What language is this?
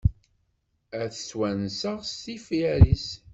Kabyle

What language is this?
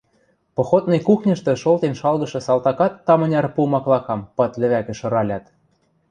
Western Mari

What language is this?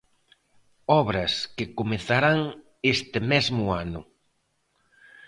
Galician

